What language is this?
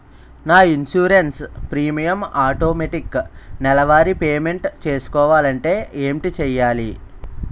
Telugu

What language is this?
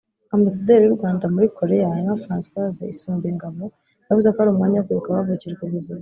Kinyarwanda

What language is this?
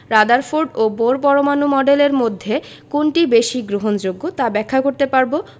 Bangla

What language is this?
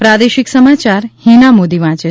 Gujarati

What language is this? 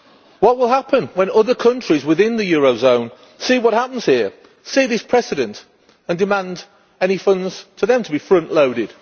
English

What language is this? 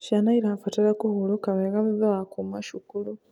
Kikuyu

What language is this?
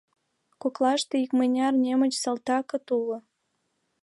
Mari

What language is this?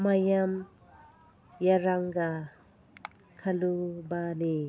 Manipuri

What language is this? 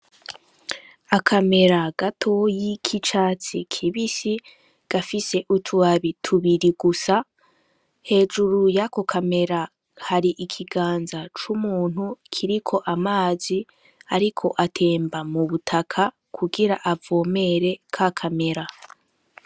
Rundi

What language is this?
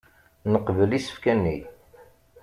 Kabyle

